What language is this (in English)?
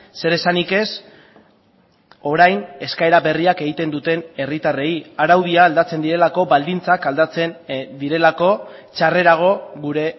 Basque